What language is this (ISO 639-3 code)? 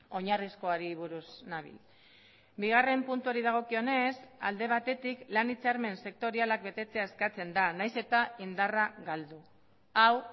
eus